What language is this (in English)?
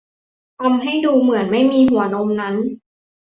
Thai